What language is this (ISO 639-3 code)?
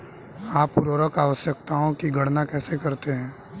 hin